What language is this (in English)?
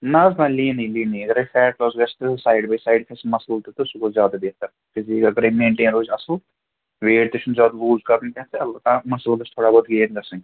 Kashmiri